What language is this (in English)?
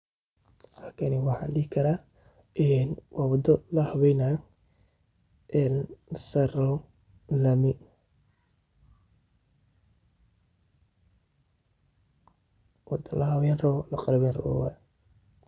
Somali